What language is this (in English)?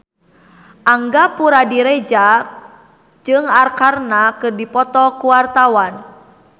Sundanese